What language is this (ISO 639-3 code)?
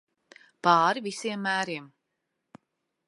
lav